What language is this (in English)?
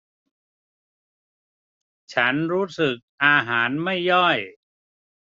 Thai